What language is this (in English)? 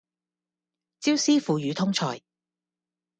Cantonese